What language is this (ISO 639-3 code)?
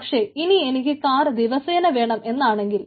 mal